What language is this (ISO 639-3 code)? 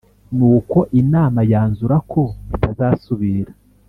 kin